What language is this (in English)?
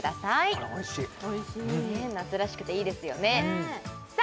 Japanese